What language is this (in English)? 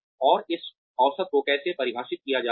Hindi